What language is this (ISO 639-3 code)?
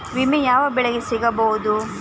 kan